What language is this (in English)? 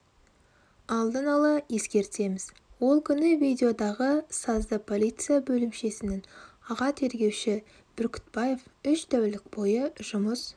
Kazakh